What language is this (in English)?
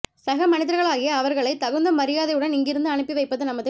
Tamil